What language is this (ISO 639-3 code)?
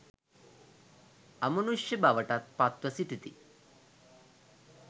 sin